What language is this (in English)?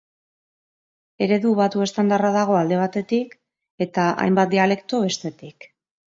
Basque